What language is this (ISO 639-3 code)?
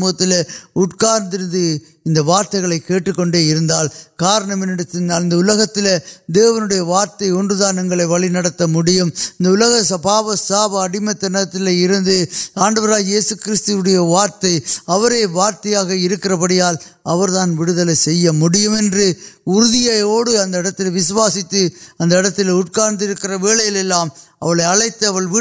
urd